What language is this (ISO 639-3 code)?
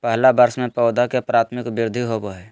mag